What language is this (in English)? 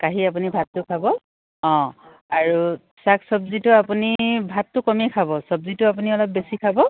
Assamese